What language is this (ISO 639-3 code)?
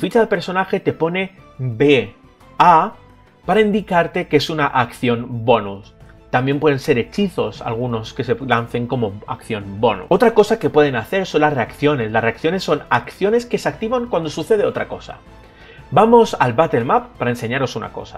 spa